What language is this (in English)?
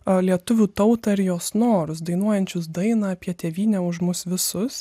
Lithuanian